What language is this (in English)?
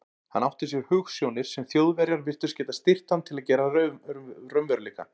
Icelandic